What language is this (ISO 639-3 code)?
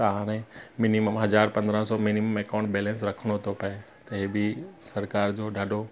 snd